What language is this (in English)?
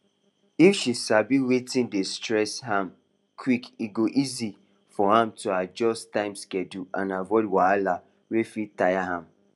Nigerian Pidgin